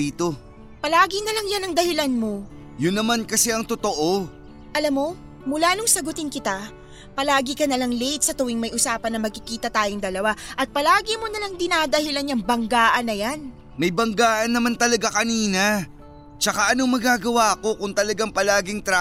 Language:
Filipino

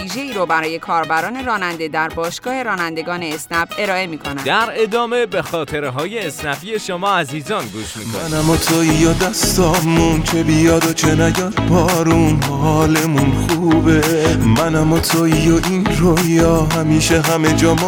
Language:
Persian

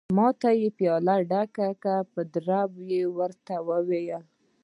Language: Pashto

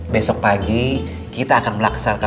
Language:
Indonesian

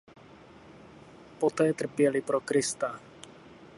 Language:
Czech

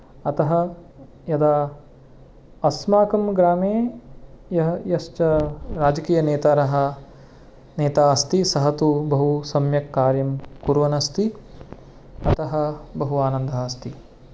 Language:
Sanskrit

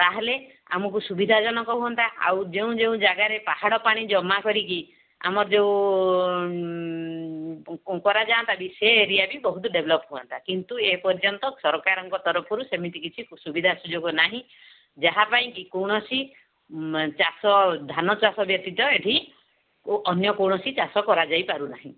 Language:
Odia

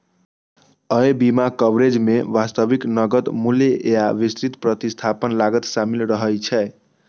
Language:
Maithili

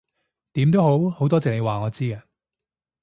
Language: Cantonese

